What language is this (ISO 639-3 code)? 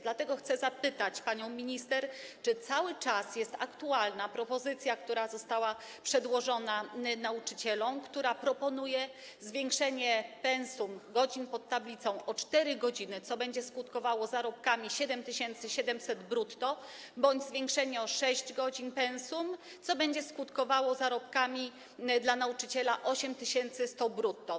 pol